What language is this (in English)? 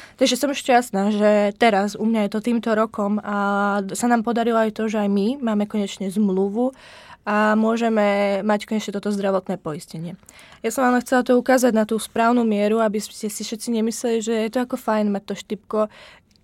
Czech